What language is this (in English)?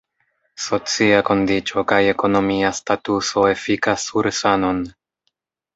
Esperanto